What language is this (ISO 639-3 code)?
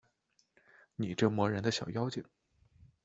zho